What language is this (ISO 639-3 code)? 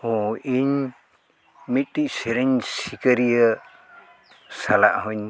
sat